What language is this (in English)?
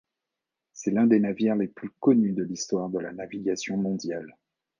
French